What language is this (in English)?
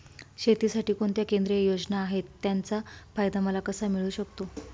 Marathi